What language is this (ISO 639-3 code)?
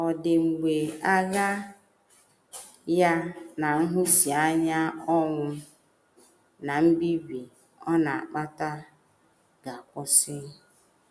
ibo